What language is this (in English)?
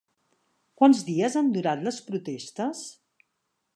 Catalan